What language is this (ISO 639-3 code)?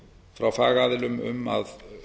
isl